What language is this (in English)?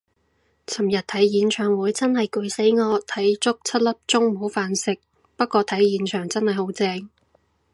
Cantonese